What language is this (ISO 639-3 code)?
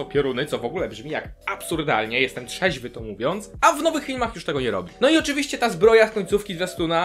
pol